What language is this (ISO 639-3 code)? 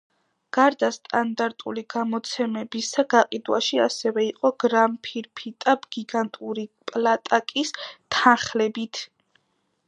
kat